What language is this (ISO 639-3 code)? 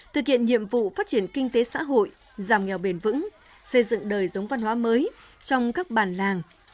vie